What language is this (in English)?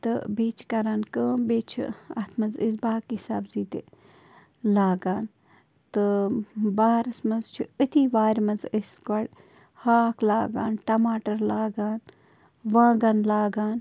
Kashmiri